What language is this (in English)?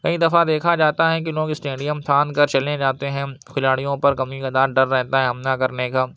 Urdu